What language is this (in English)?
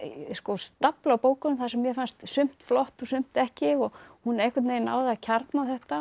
Icelandic